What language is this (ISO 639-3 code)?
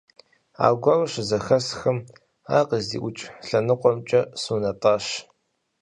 kbd